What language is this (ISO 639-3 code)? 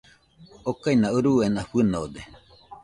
hux